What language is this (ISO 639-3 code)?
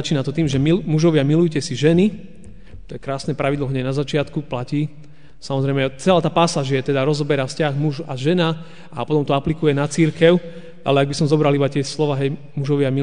slk